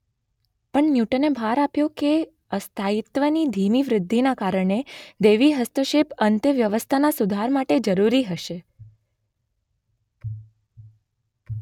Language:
Gujarati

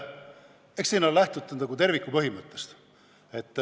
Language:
Estonian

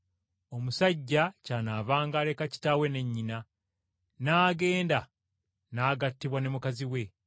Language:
Ganda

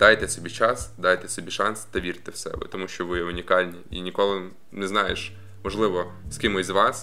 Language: Ukrainian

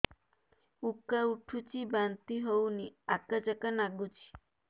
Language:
Odia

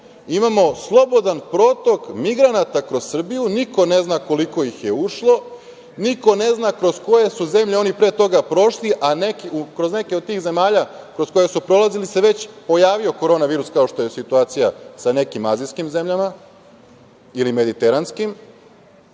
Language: Serbian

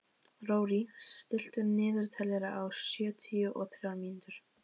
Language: Icelandic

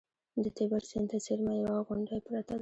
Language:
Pashto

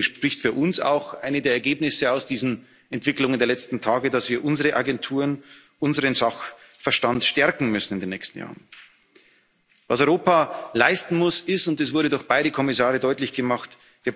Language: German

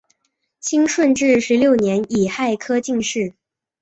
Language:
Chinese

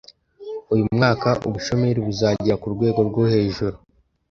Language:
Kinyarwanda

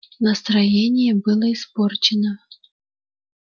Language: Russian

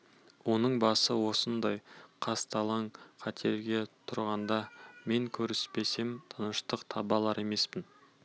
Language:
Kazakh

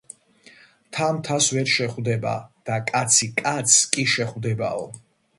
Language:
Georgian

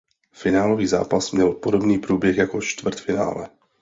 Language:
Czech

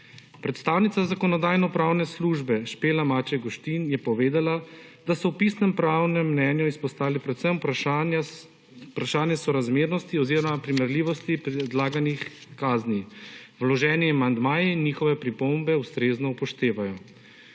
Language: Slovenian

